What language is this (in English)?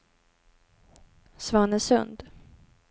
Swedish